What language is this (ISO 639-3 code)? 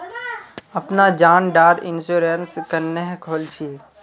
mag